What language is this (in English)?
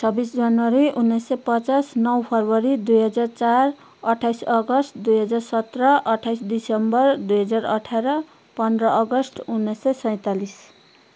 Nepali